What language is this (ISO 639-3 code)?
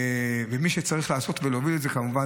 heb